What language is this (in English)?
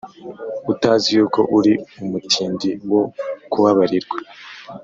Kinyarwanda